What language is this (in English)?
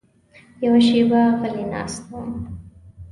Pashto